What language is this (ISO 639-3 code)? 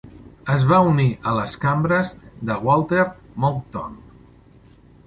cat